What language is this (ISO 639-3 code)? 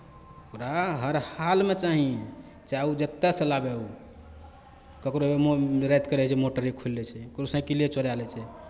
mai